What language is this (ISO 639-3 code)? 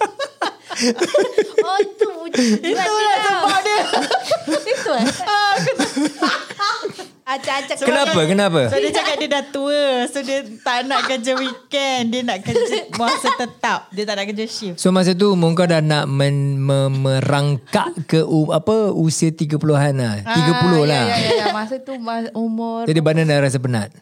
msa